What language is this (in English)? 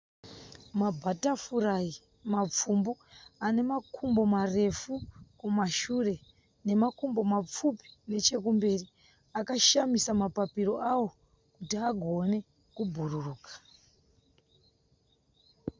Shona